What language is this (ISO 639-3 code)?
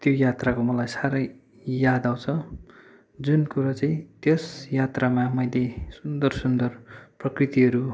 nep